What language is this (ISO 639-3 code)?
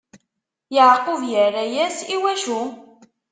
kab